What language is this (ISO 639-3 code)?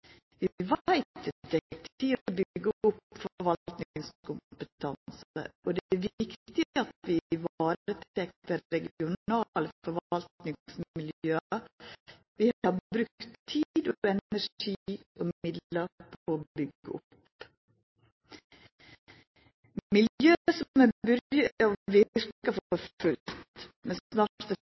nno